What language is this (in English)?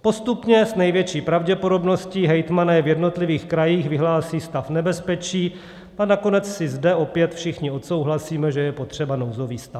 Czech